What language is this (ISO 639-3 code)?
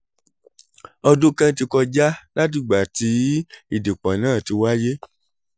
yor